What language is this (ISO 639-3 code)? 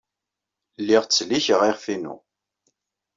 kab